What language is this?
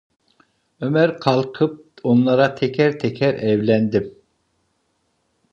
Turkish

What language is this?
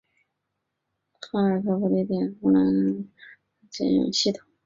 Chinese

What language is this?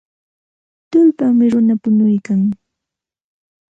Santa Ana de Tusi Pasco Quechua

